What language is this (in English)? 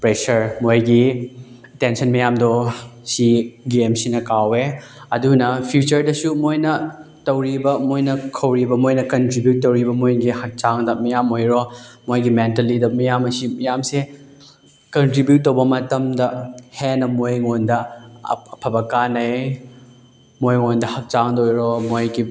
Manipuri